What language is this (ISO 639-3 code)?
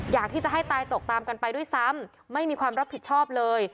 tha